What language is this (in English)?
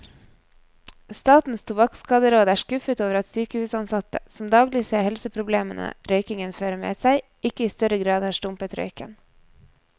Norwegian